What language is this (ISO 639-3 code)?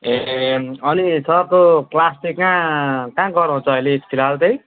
nep